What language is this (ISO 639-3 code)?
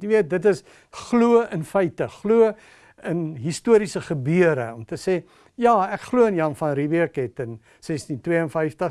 nld